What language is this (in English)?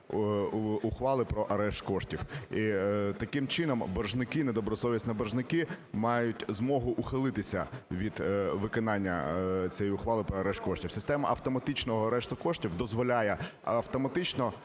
Ukrainian